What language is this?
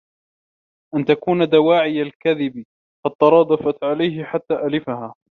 Arabic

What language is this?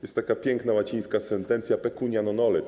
Polish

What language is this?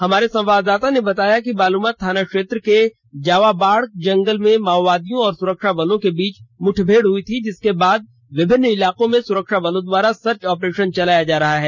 Hindi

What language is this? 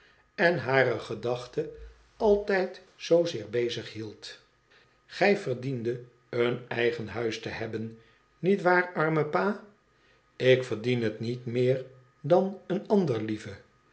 Dutch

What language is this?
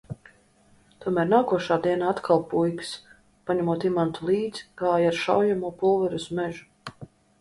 Latvian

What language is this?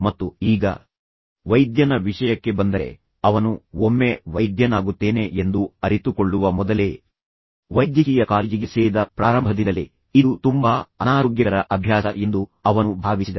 Kannada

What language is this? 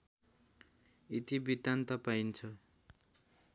Nepali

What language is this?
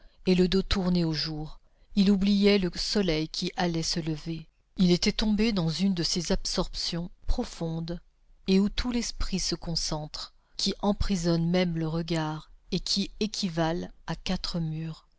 French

